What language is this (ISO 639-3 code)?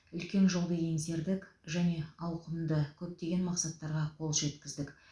kaz